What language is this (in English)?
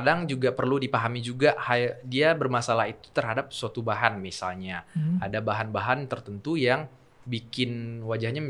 Indonesian